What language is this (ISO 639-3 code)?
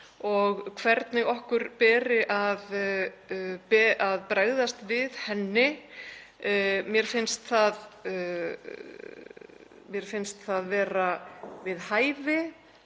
isl